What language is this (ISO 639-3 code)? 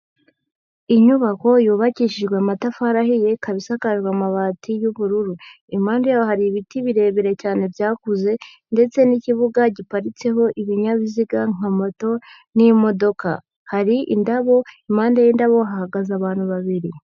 kin